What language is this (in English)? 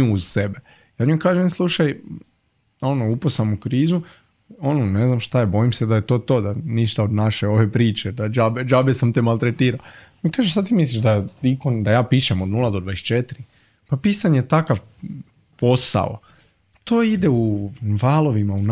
Croatian